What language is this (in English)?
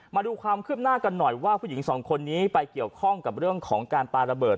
Thai